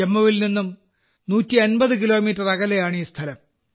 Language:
Malayalam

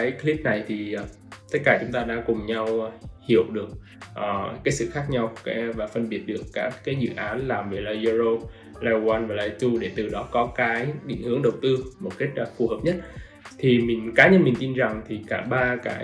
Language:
Vietnamese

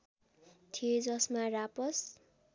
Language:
Nepali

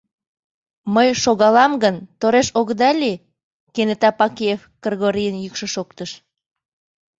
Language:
Mari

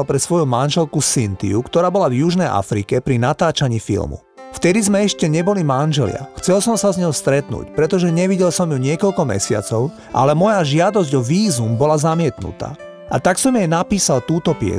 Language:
Slovak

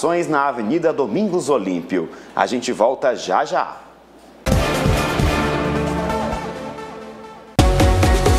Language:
Portuguese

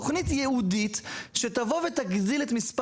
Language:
Hebrew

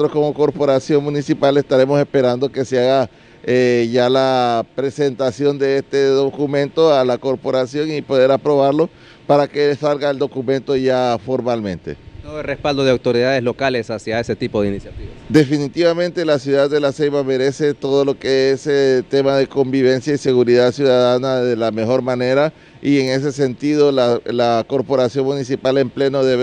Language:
Spanish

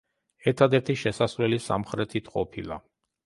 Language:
Georgian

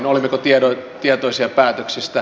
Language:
Finnish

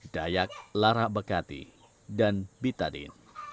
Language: Indonesian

